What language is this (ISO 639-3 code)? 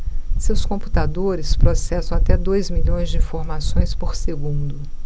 por